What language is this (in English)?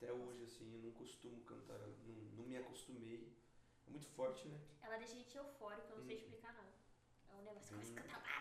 Portuguese